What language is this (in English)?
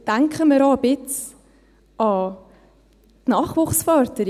Swiss German